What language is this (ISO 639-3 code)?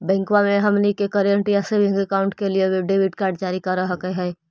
mag